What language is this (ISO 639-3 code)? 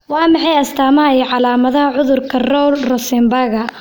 som